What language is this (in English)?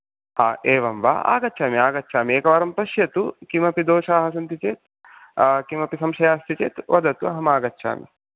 Sanskrit